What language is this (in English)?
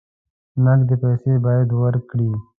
Pashto